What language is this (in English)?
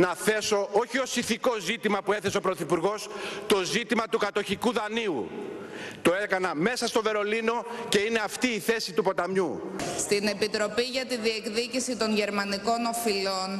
Greek